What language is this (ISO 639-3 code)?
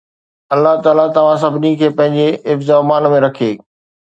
snd